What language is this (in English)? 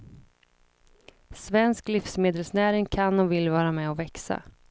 Swedish